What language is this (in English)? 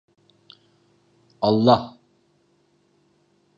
Turkish